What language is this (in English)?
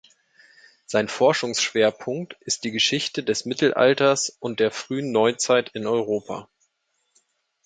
German